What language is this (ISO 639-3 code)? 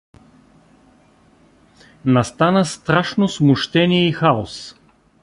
bul